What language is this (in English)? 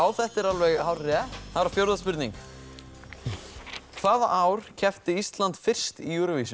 Icelandic